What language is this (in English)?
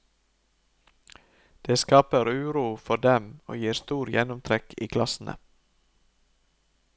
Norwegian